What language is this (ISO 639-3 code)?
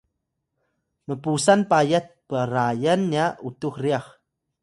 tay